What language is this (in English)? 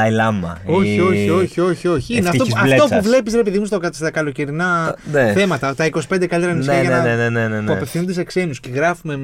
Greek